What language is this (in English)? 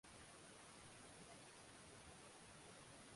Swahili